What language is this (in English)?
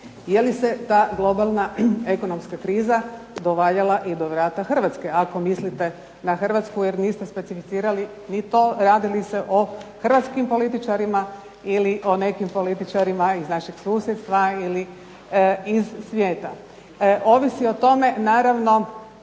Croatian